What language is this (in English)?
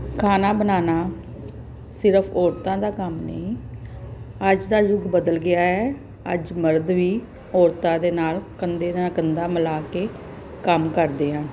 Punjabi